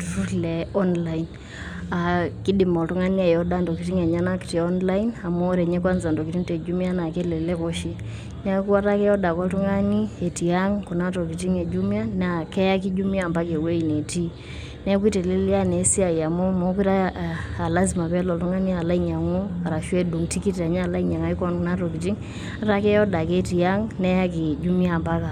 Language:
Masai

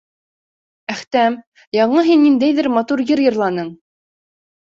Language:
Bashkir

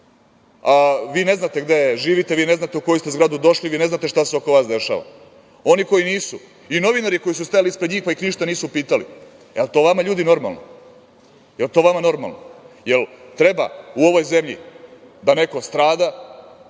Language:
Serbian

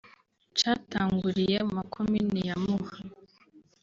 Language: Kinyarwanda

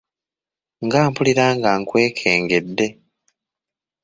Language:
Ganda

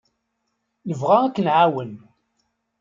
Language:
Kabyle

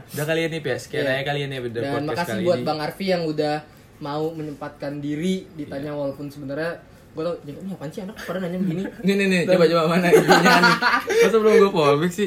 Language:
Indonesian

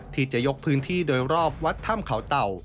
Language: Thai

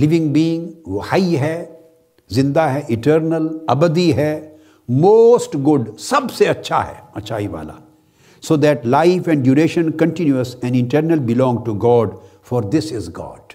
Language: Urdu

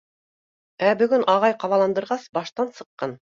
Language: Bashkir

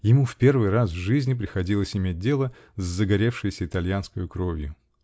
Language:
Russian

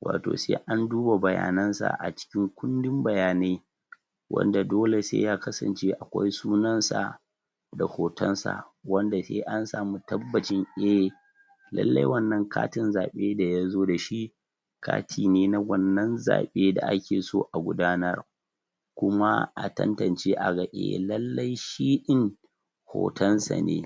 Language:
Hausa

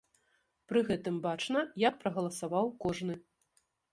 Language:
Belarusian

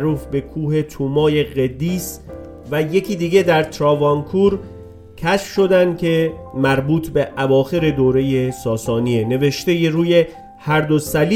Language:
Persian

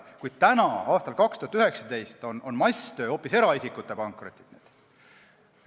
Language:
Estonian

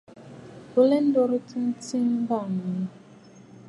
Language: Bafut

